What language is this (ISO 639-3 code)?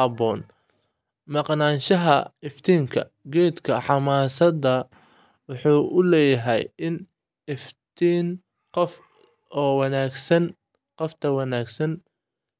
som